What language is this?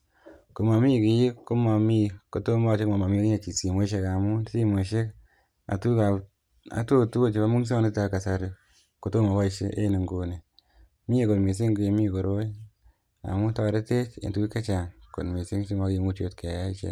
Kalenjin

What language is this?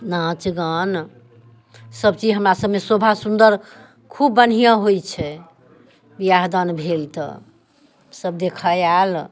Maithili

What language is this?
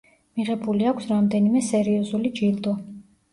Georgian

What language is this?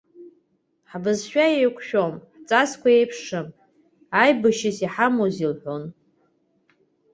Abkhazian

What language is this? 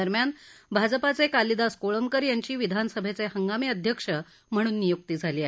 Marathi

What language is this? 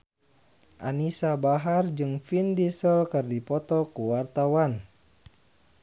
Sundanese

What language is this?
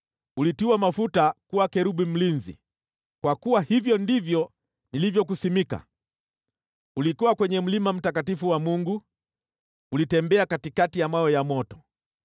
Swahili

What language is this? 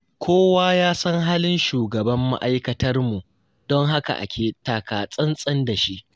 Hausa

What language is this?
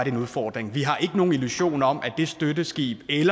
Danish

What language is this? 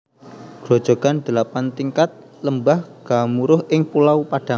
Javanese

